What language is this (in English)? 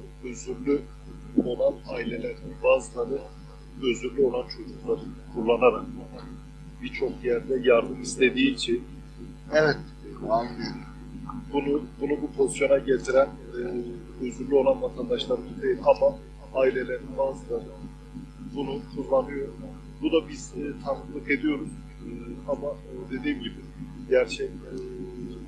Turkish